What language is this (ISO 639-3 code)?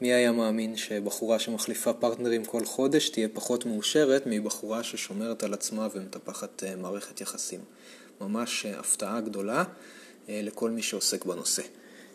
heb